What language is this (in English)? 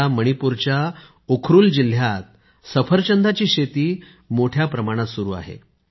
Marathi